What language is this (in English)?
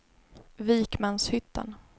Swedish